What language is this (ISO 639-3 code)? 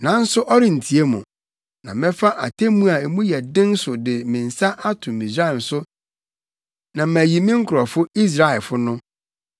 aka